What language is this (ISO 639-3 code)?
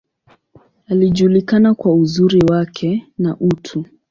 swa